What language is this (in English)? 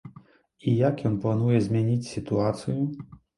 Belarusian